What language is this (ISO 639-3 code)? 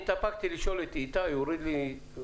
heb